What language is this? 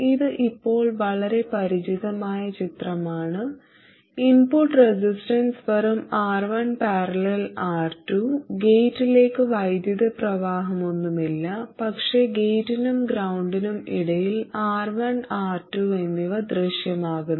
Malayalam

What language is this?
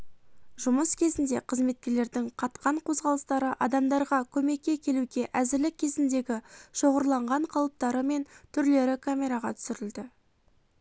Kazakh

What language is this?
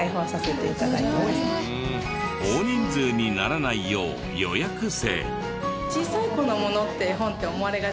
Japanese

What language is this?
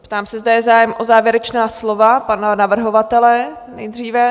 Czech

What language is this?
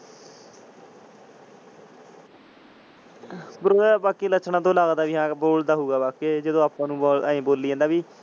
Punjabi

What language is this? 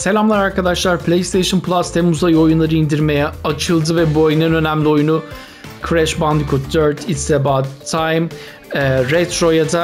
Turkish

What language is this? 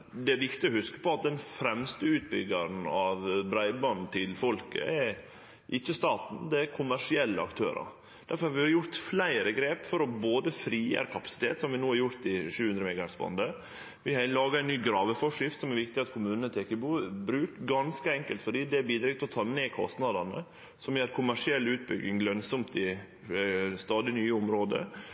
Norwegian Nynorsk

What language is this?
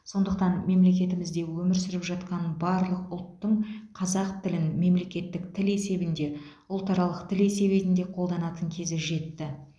Kazakh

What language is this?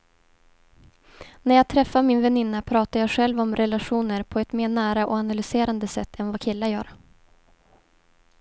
Swedish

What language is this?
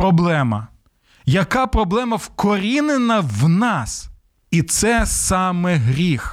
Ukrainian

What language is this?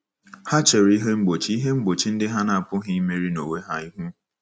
Igbo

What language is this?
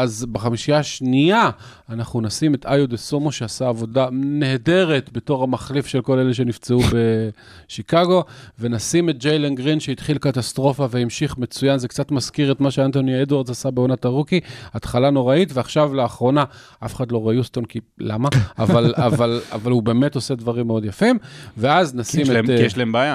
Hebrew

